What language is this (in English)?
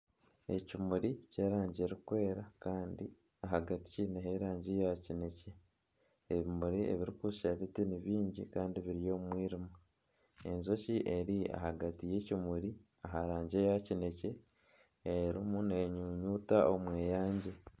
Nyankole